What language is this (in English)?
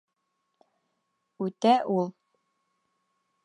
Bashkir